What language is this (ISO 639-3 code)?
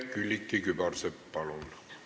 est